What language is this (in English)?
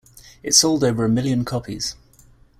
English